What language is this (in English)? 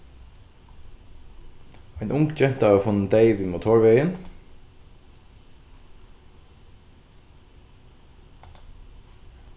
Faroese